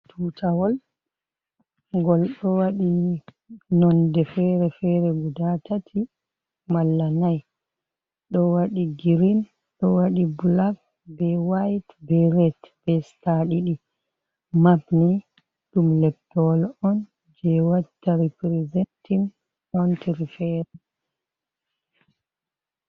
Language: Fula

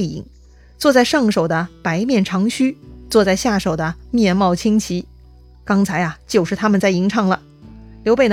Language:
Chinese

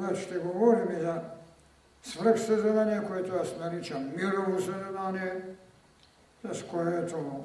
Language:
Bulgarian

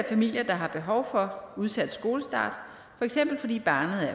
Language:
Danish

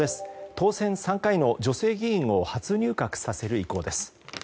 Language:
Japanese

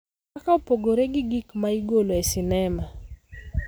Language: Luo (Kenya and Tanzania)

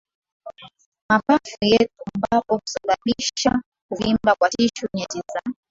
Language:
Swahili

